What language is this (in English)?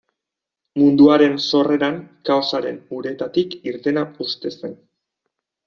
Basque